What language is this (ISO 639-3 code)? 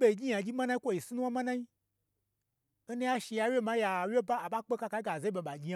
gbr